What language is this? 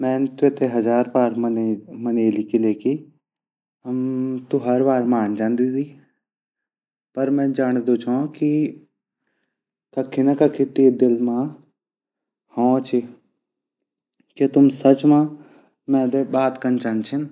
Garhwali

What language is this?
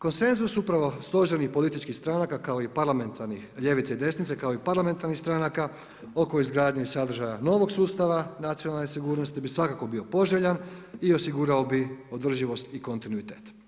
Croatian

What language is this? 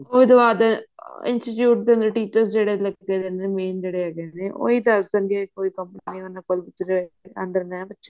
Punjabi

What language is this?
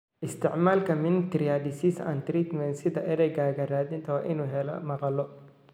Somali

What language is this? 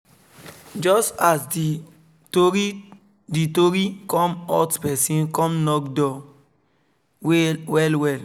Nigerian Pidgin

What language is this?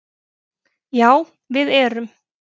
Icelandic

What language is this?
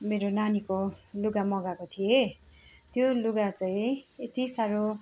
Nepali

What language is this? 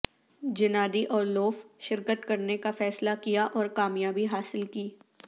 Urdu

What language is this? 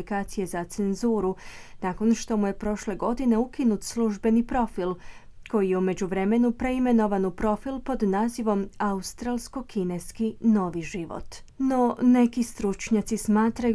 Croatian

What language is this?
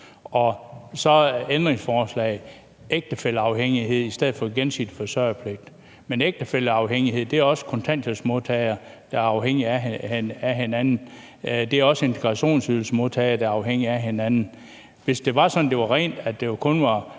Danish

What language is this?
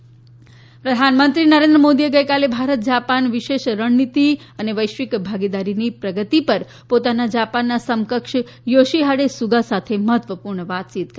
Gujarati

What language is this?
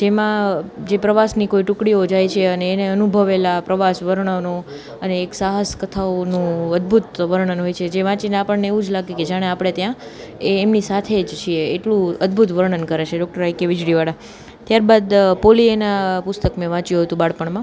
Gujarati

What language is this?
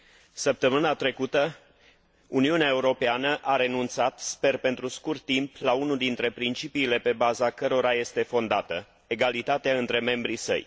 Romanian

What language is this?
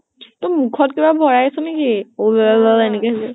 Assamese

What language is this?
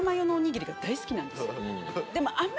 Japanese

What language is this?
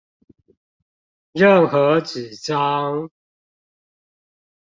Chinese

